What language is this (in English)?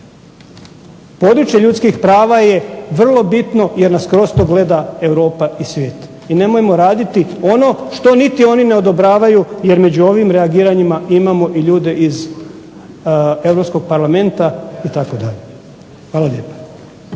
Croatian